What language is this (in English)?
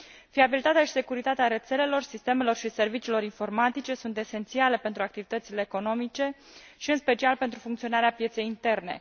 Romanian